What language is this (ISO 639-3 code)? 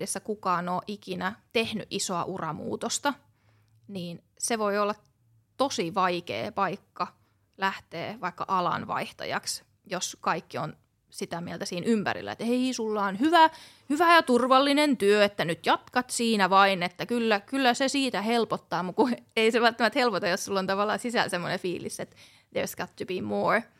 fin